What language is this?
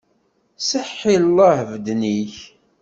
Kabyle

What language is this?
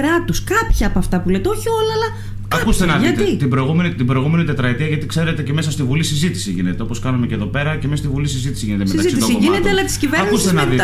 Greek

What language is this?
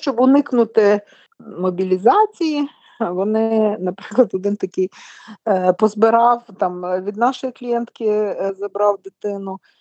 Ukrainian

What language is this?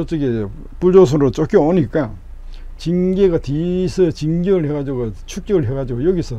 Korean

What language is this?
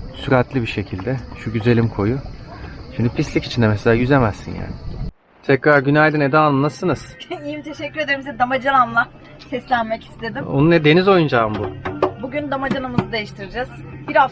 Turkish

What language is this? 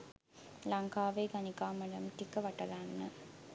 Sinhala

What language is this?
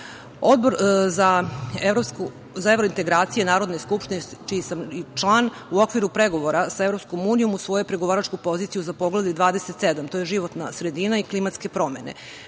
Serbian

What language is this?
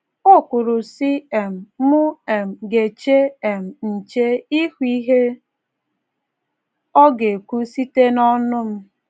Igbo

